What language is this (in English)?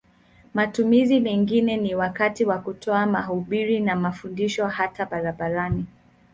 Swahili